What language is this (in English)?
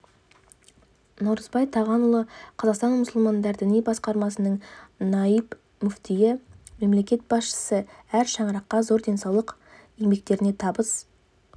Kazakh